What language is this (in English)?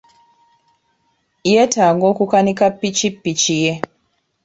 Ganda